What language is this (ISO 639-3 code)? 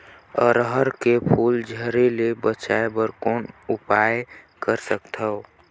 hne